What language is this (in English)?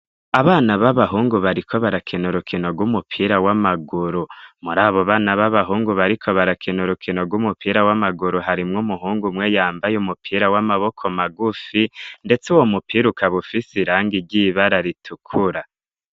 Rundi